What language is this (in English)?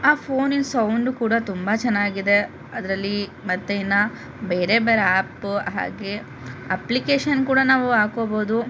Kannada